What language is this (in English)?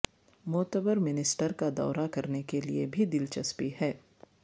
Urdu